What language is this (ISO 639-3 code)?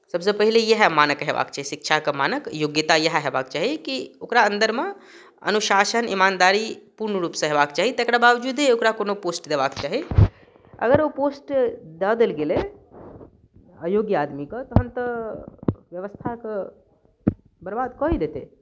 mai